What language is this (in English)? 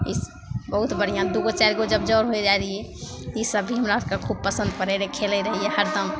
Maithili